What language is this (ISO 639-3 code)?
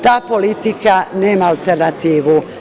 srp